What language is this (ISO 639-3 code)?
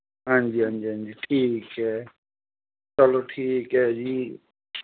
doi